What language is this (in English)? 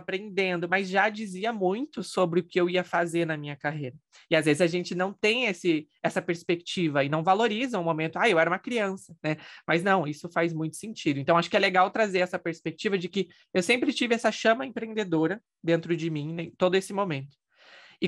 Portuguese